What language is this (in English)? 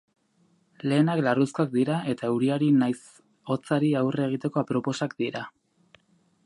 Basque